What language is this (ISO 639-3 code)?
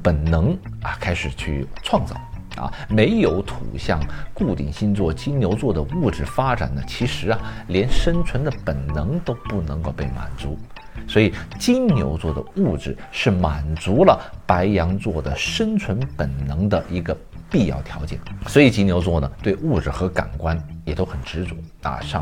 zho